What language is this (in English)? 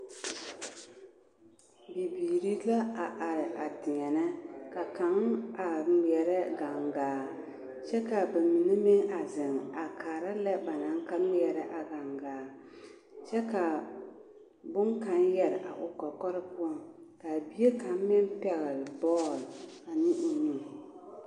Southern Dagaare